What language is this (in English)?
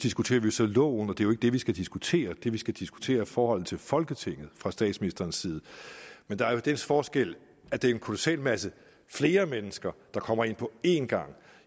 Danish